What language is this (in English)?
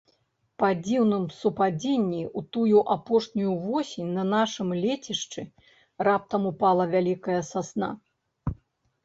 Belarusian